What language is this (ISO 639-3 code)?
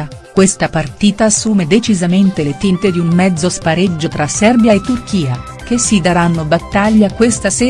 ita